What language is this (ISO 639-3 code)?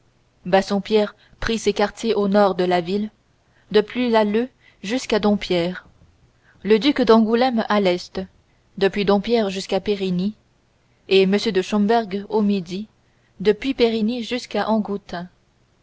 fra